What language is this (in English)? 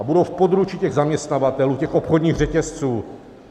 Czech